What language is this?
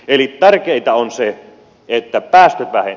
Finnish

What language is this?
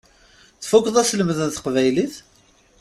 Kabyle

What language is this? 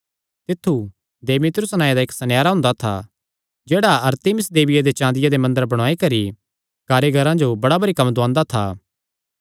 Kangri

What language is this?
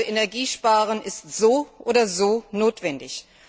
German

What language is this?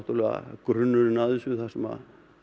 Icelandic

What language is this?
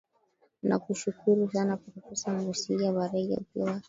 Swahili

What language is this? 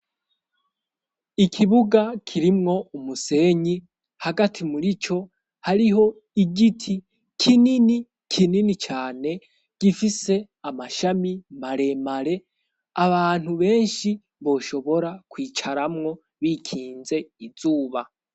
Rundi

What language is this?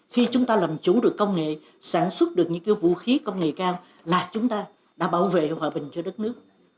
Vietnamese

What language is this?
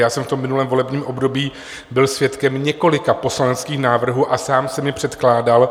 Czech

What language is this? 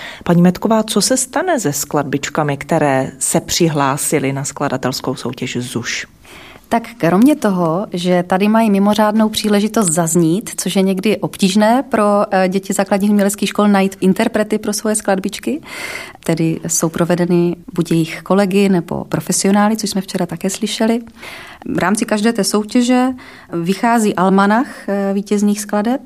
Czech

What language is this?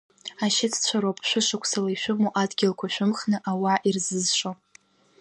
Abkhazian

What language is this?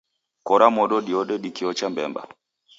Taita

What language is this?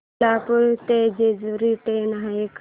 Marathi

